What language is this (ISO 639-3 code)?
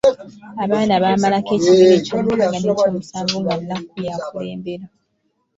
lug